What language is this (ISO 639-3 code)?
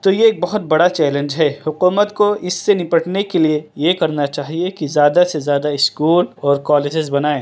urd